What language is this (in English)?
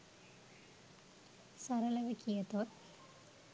Sinhala